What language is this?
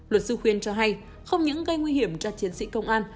Vietnamese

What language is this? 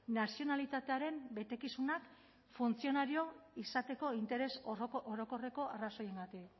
Basque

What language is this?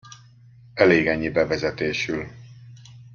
Hungarian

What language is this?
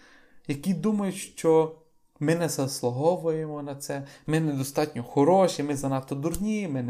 Ukrainian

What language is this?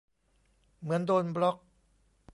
Thai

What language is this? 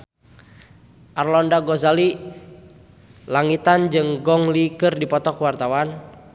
Sundanese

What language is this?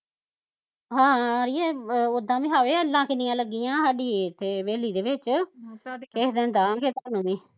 Punjabi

